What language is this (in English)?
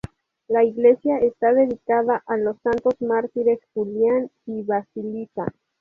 Spanish